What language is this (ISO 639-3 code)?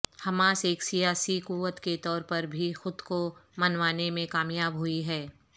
urd